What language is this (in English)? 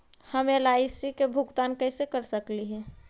Magahi